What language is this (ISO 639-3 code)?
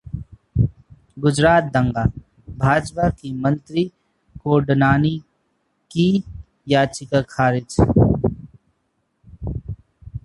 hin